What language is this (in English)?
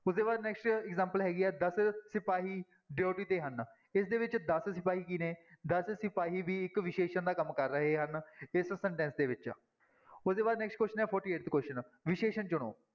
Punjabi